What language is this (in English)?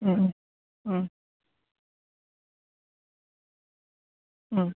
Bodo